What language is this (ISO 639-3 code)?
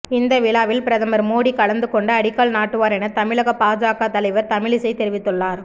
tam